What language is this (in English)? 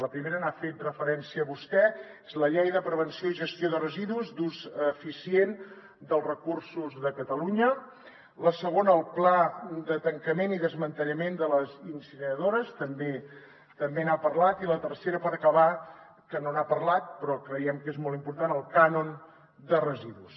Catalan